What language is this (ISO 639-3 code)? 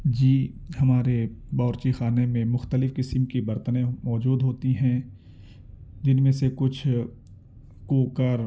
urd